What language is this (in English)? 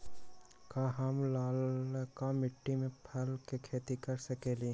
Magahi